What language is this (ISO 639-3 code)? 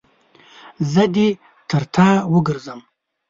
pus